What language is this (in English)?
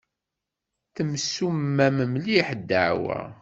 Kabyle